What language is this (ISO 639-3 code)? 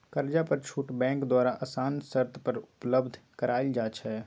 mag